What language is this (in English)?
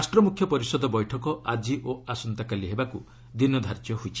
Odia